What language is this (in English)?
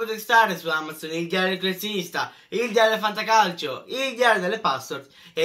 Italian